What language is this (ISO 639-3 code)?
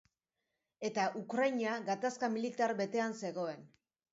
eus